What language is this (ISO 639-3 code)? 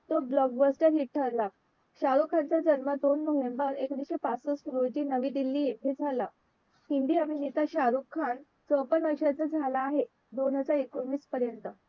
mar